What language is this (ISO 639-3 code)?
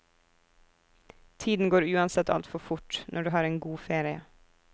nor